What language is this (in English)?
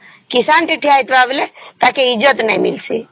Odia